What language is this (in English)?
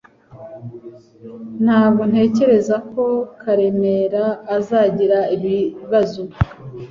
Kinyarwanda